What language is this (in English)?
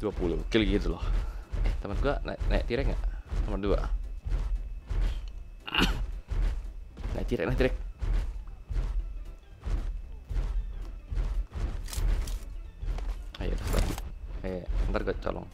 Indonesian